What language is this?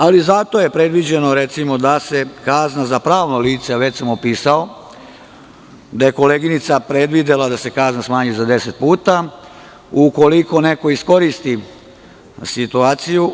Serbian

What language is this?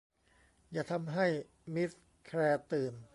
Thai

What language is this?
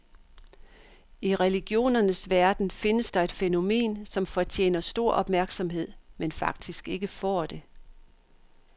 Danish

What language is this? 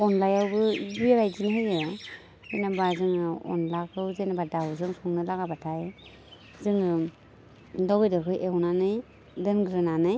Bodo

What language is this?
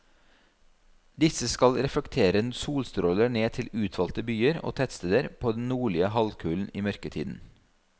Norwegian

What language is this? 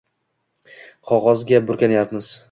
Uzbek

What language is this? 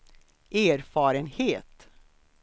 Swedish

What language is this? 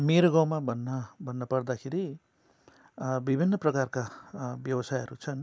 Nepali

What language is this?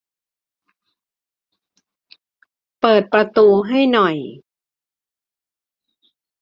Thai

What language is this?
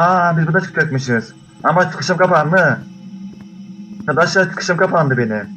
Turkish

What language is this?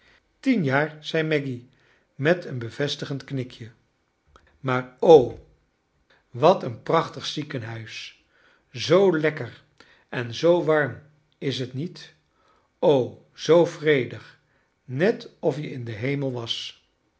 Dutch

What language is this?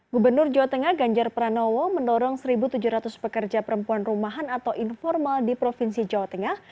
Indonesian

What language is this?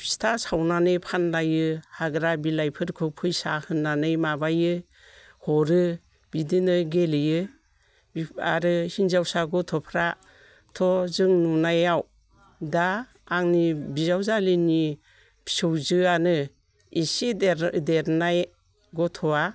Bodo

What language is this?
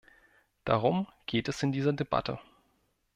German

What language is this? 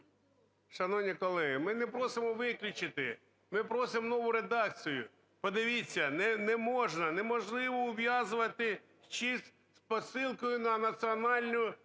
Ukrainian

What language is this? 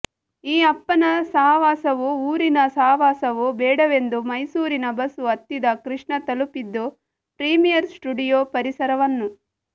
Kannada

